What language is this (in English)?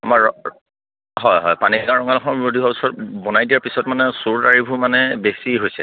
Assamese